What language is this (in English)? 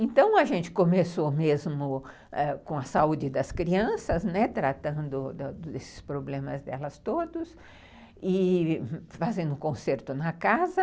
Portuguese